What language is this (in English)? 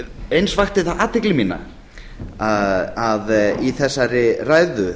Icelandic